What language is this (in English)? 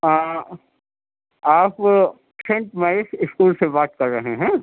Urdu